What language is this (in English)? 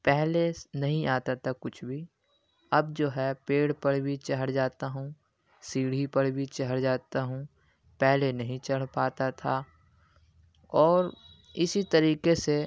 Urdu